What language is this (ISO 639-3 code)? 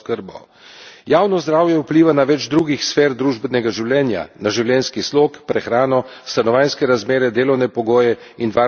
slv